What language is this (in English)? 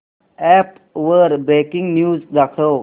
Marathi